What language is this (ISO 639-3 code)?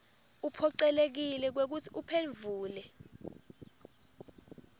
ssw